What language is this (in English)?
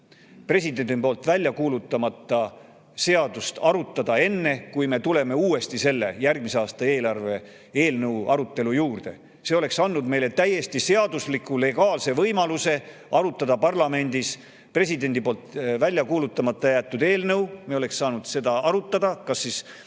Estonian